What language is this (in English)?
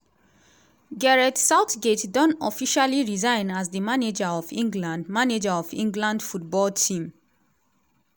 Nigerian Pidgin